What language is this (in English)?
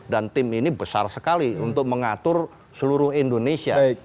Indonesian